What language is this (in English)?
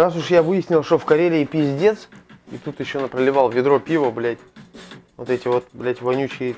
Russian